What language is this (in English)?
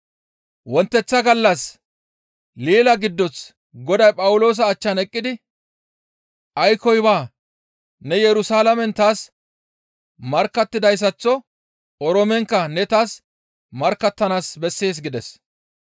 Gamo